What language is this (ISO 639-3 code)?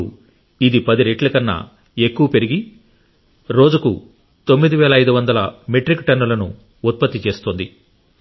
tel